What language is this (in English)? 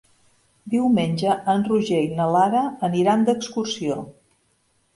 Catalan